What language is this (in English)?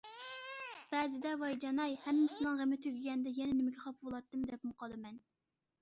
Uyghur